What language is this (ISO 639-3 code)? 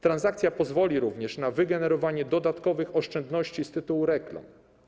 pol